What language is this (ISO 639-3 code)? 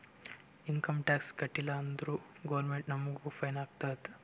kan